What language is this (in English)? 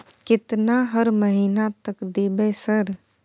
Maithili